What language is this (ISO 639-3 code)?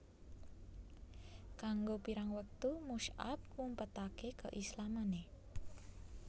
jav